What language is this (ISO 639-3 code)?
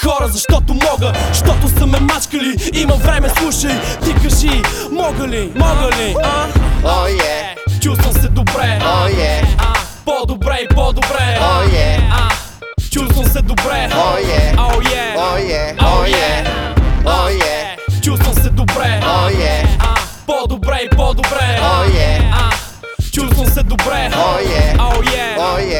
bul